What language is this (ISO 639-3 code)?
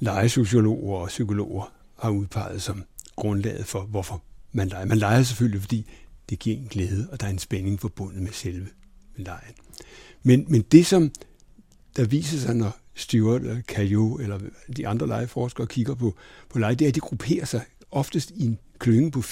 dan